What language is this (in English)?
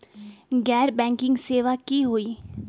Magahi